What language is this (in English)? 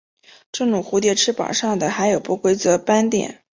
Chinese